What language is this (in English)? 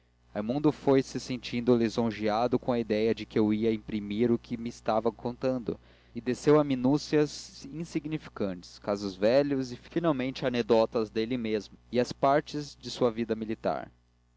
Portuguese